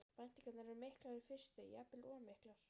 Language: Icelandic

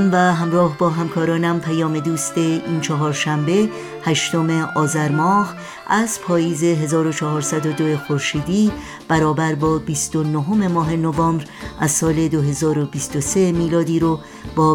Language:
Persian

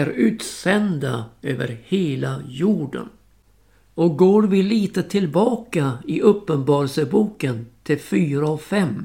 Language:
Swedish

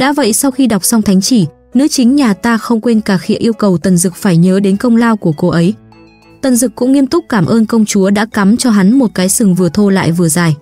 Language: Vietnamese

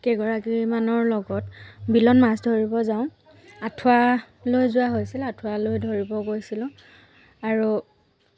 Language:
Assamese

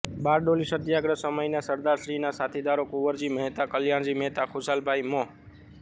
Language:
Gujarati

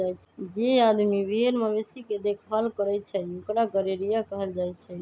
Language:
Magahi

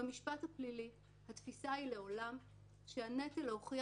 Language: Hebrew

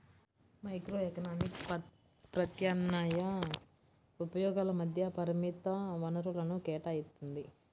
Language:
Telugu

